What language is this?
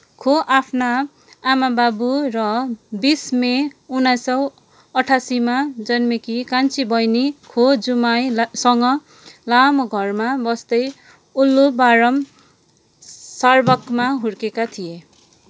Nepali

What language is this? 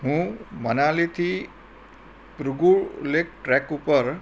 Gujarati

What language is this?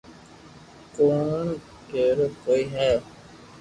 Loarki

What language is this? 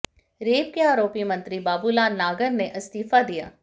Hindi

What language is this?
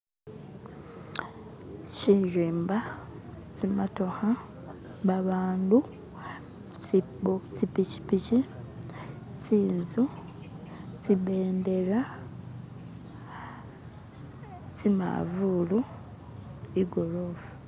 Masaaba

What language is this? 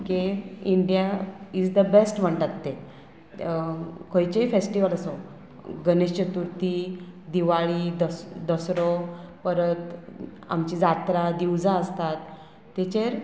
Konkani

